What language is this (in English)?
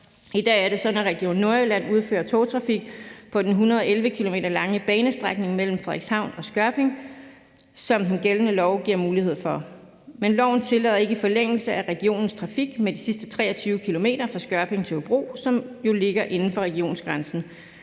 Danish